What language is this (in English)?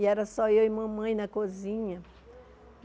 Portuguese